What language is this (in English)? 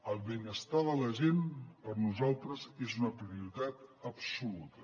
Catalan